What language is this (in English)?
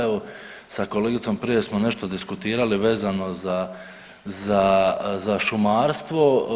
Croatian